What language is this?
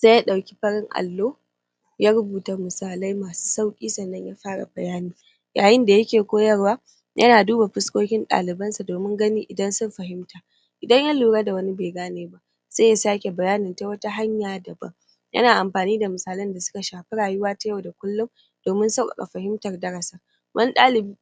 Hausa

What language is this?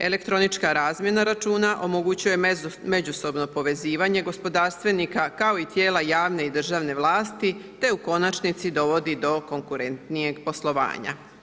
Croatian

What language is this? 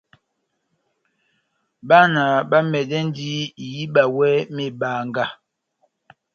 Batanga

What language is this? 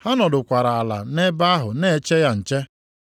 Igbo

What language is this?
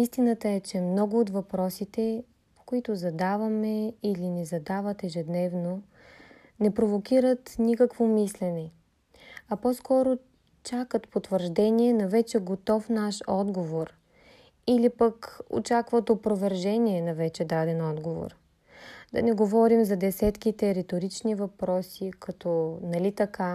Bulgarian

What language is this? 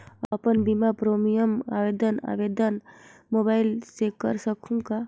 Chhattisgarhi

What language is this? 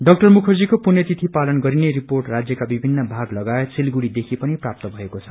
Nepali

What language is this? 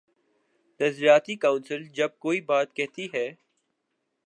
Urdu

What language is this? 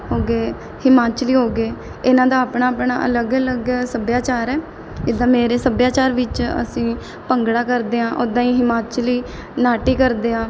Punjabi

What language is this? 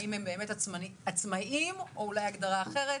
Hebrew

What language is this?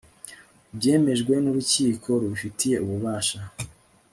Kinyarwanda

